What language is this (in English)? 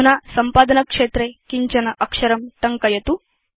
Sanskrit